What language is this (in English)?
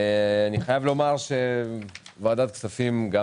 Hebrew